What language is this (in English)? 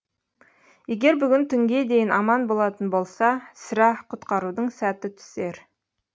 Kazakh